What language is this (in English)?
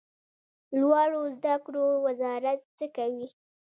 Pashto